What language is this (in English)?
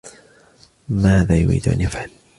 Arabic